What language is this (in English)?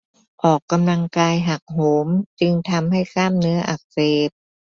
Thai